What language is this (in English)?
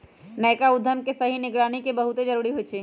Magahi